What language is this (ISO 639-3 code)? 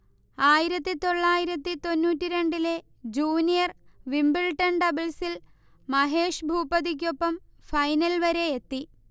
mal